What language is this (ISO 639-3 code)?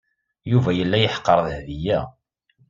kab